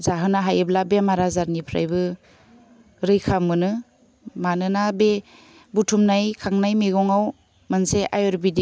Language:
Bodo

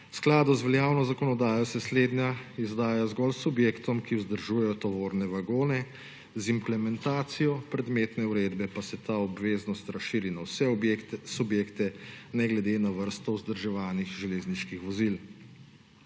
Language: Slovenian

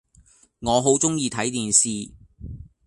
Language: Cantonese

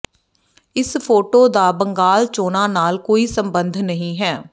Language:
Punjabi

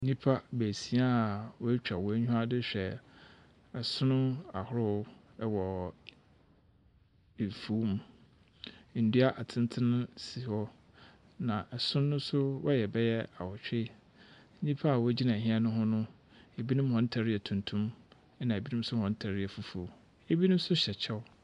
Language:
Akan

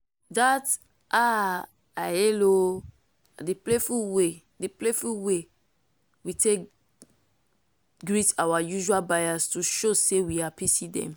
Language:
Nigerian Pidgin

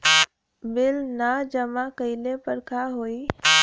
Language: Bhojpuri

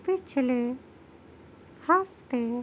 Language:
Urdu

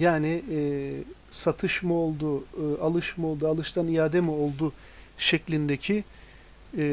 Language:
Turkish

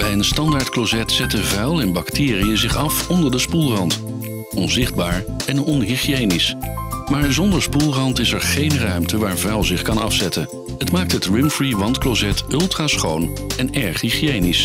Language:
Dutch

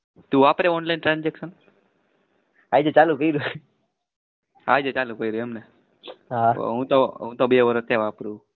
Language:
Gujarati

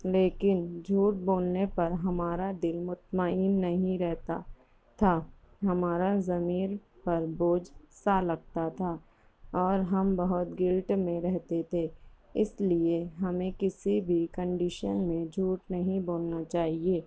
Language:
Urdu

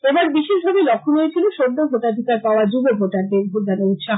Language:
Bangla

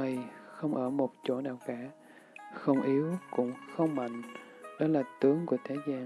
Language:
Vietnamese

